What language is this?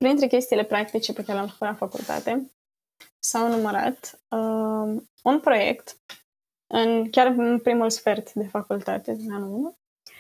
Romanian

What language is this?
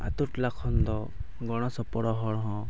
Santali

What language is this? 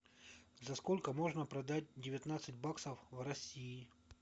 Russian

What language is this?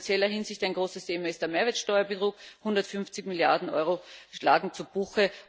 German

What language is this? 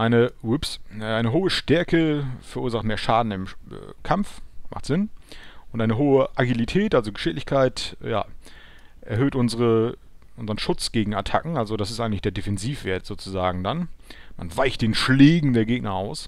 German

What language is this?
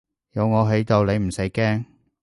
Cantonese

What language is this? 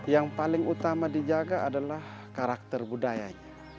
Indonesian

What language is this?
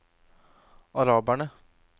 Norwegian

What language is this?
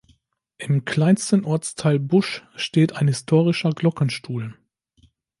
German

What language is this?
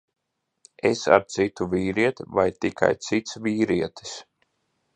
Latvian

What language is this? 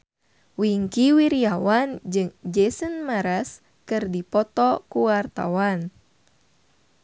Sundanese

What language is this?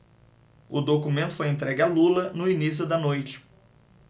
Portuguese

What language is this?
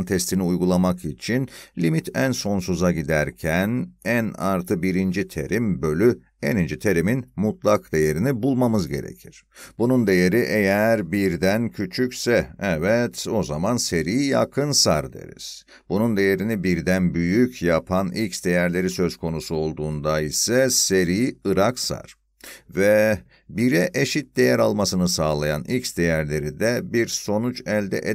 Turkish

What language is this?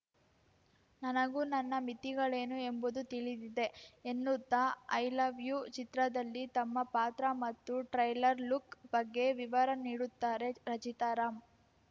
Kannada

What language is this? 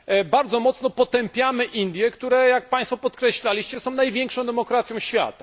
Polish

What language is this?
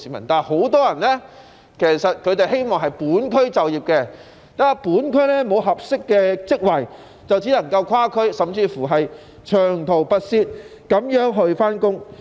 Cantonese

